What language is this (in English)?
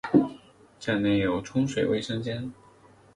Chinese